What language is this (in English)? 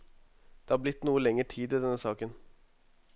Norwegian